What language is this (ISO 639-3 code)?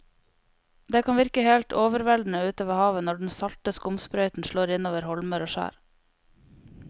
nor